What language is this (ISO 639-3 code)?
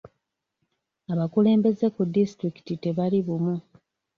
lug